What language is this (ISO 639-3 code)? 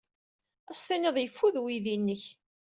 kab